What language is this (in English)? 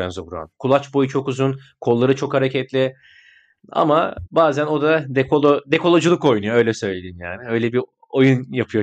Turkish